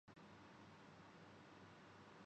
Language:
Urdu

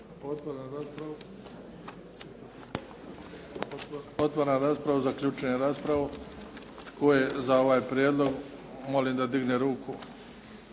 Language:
Croatian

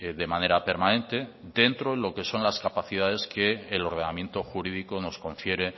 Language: Spanish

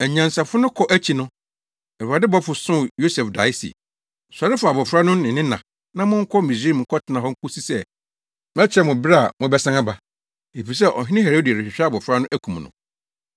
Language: Akan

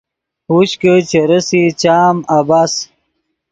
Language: Yidgha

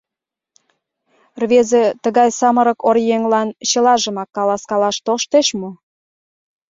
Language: Mari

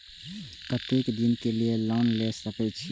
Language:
Maithili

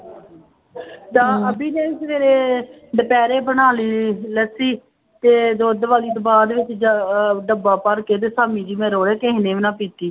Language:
Punjabi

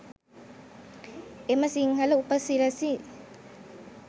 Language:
Sinhala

